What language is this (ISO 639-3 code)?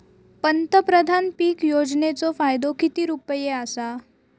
mar